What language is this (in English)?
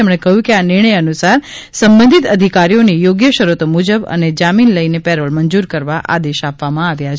Gujarati